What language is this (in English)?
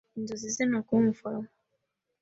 Kinyarwanda